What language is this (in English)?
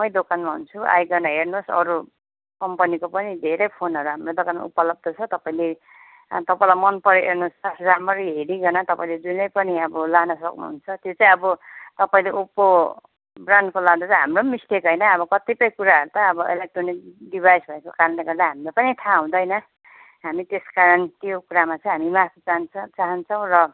Nepali